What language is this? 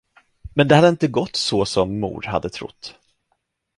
Swedish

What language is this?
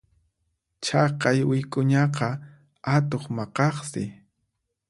Puno Quechua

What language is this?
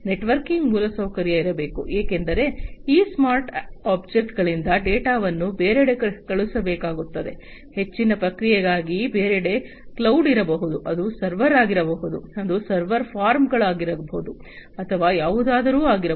Kannada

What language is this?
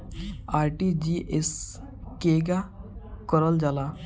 Bhojpuri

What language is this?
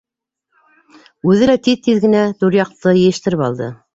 Bashkir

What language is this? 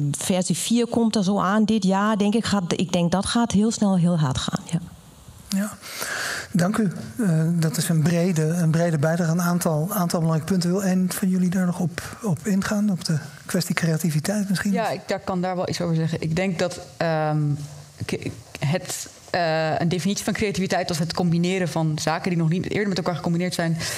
Dutch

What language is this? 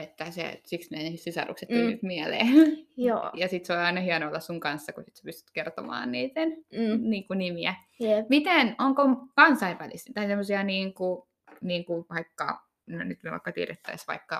Finnish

